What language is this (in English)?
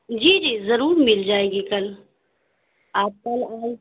Urdu